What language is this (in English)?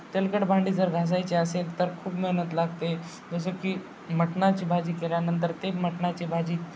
Marathi